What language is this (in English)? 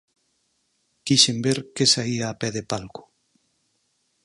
Galician